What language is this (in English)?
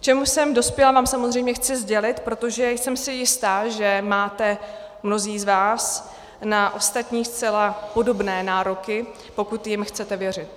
Czech